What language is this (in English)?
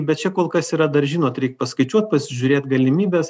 Lithuanian